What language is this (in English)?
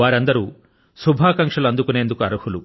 Telugu